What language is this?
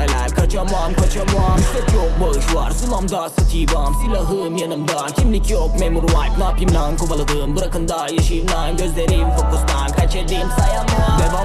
Turkish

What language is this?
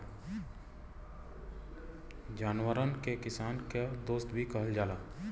Bhojpuri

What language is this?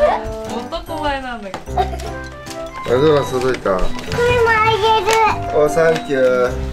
Japanese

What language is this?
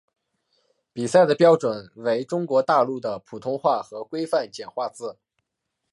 Chinese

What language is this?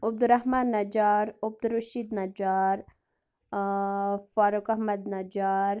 Kashmiri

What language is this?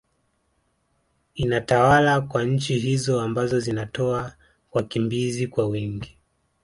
Swahili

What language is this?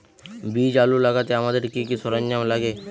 Bangla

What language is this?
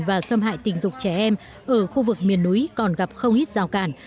Vietnamese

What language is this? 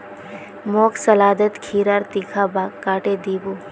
Magahi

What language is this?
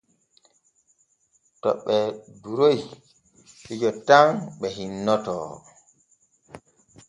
Borgu Fulfulde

